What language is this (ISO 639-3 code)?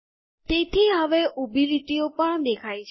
guj